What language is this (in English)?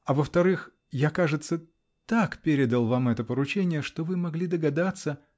Russian